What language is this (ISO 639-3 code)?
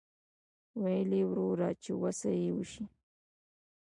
pus